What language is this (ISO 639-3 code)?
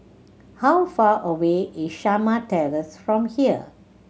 eng